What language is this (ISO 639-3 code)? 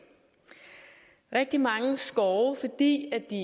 dan